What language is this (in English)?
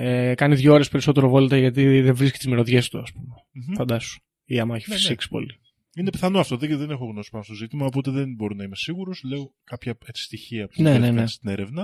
Greek